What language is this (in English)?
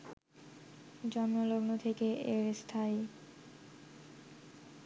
Bangla